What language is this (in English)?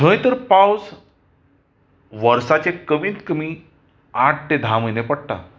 Konkani